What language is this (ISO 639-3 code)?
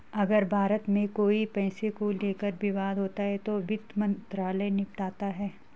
hin